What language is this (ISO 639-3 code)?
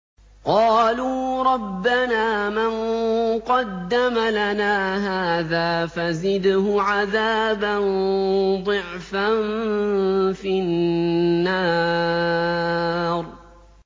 ara